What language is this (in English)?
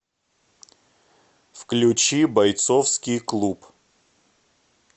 Russian